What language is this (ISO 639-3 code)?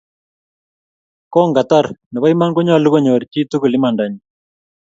kln